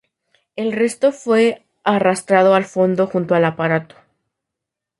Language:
Spanish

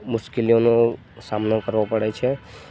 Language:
Gujarati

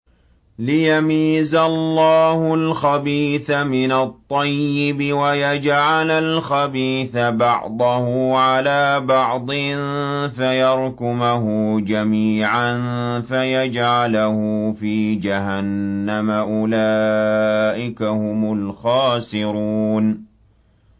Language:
Arabic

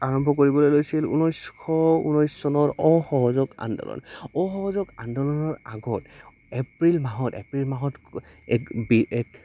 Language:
Assamese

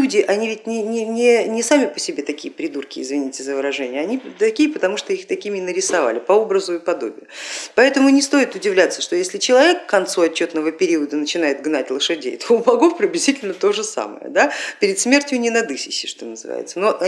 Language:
Russian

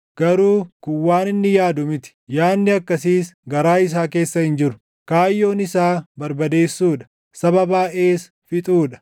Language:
Oromo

